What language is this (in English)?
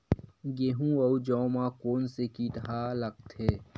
Chhattisgarhi